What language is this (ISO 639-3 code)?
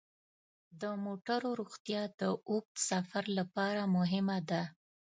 pus